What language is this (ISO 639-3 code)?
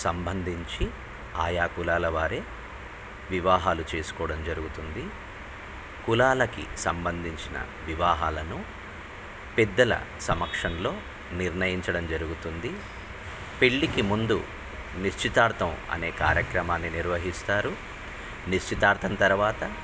tel